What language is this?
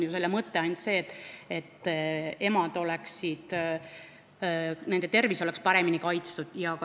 Estonian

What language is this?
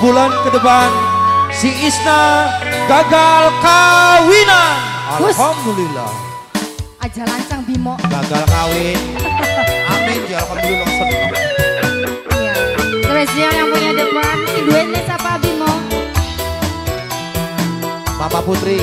Indonesian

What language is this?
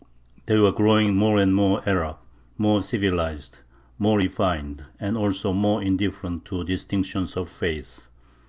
English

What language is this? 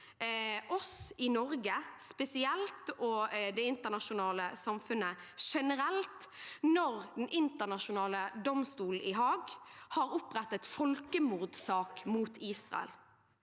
Norwegian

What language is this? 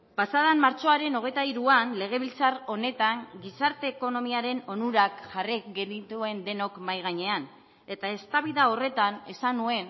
Basque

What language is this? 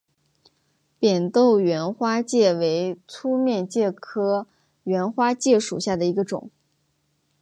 Chinese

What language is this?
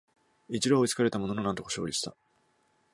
Japanese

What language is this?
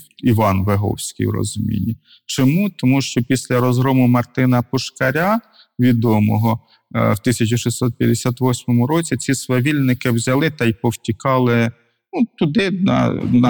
Ukrainian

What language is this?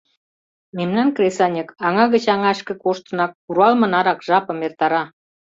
Mari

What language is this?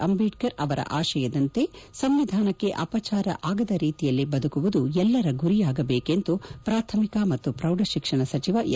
Kannada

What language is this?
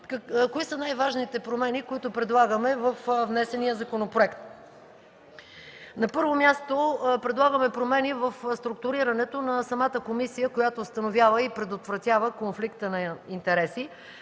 Bulgarian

